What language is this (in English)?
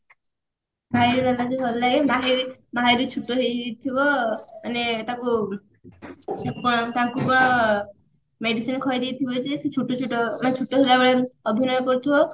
Odia